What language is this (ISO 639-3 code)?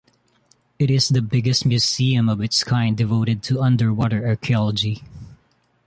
eng